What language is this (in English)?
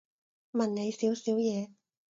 Cantonese